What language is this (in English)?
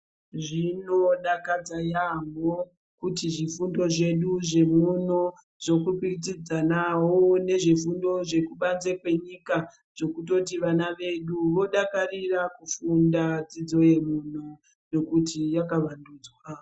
Ndau